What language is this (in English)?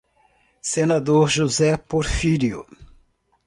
Portuguese